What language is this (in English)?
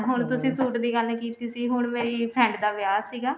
Punjabi